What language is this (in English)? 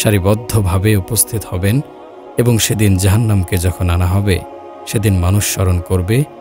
Arabic